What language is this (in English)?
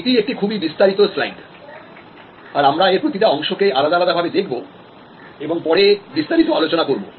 Bangla